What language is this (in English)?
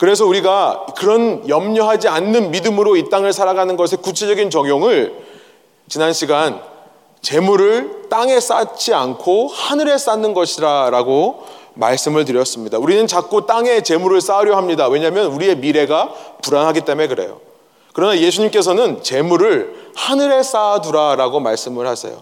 Korean